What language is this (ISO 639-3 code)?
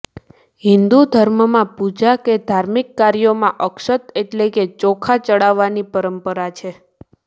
guj